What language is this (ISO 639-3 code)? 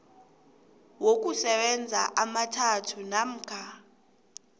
nbl